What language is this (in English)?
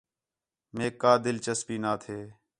Khetrani